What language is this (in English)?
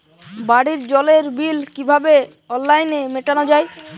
Bangla